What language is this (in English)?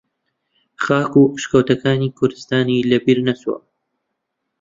Central Kurdish